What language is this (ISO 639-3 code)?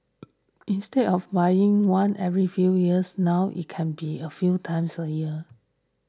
eng